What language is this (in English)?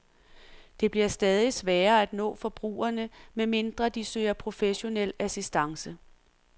Danish